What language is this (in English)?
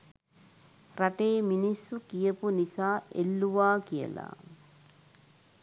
Sinhala